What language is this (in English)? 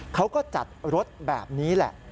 Thai